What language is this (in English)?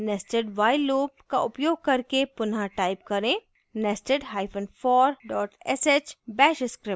Hindi